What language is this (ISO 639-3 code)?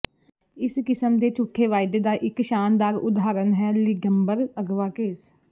pan